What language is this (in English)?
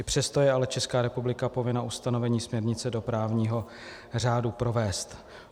Czech